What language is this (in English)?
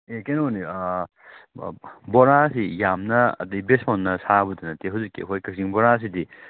Manipuri